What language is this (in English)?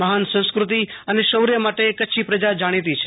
Gujarati